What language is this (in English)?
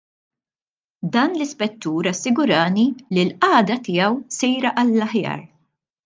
Maltese